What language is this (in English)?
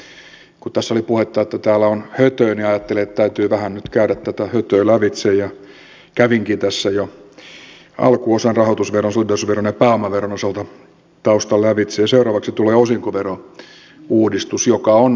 Finnish